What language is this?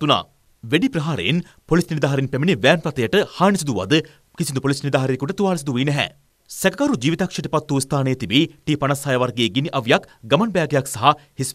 Hindi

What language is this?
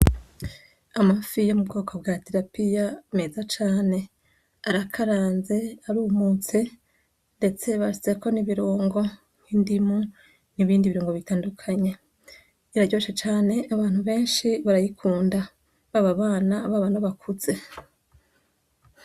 Rundi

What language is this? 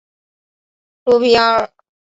Chinese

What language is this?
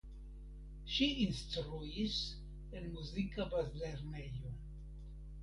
Esperanto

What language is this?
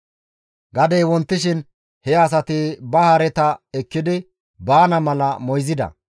Gamo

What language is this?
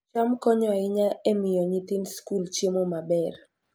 Luo (Kenya and Tanzania)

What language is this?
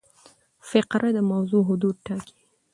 Pashto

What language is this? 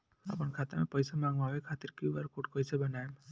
Bhojpuri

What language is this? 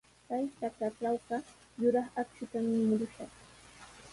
Sihuas Ancash Quechua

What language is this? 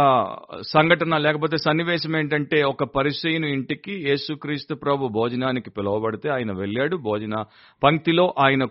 Telugu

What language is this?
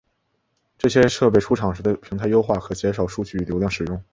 Chinese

